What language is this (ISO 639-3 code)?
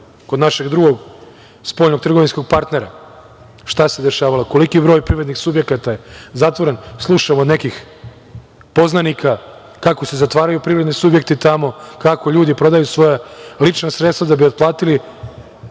srp